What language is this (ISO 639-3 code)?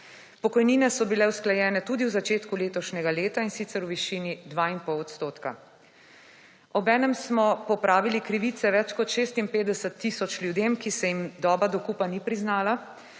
slv